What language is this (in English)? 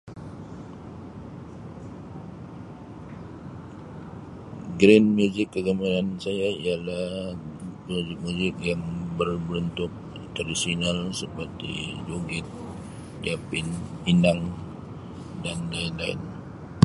Sabah Malay